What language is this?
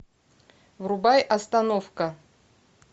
Russian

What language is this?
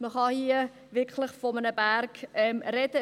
Swiss German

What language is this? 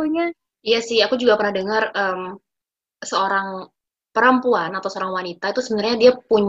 Indonesian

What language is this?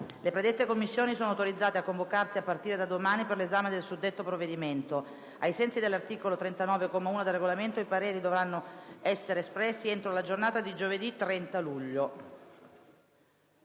Italian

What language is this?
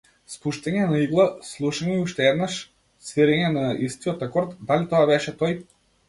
Macedonian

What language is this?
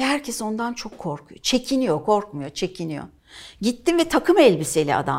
Turkish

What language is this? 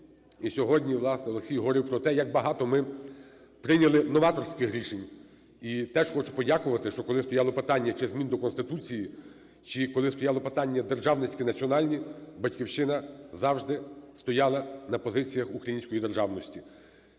Ukrainian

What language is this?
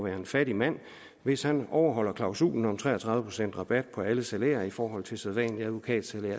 Danish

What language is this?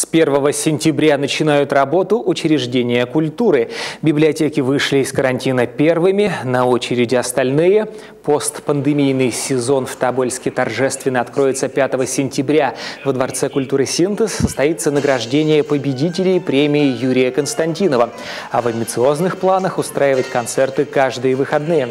Russian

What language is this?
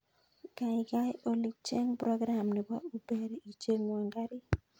Kalenjin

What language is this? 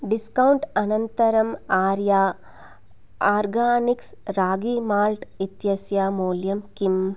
Sanskrit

